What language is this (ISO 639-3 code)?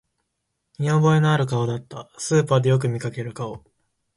jpn